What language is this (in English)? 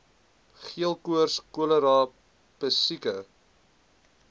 Afrikaans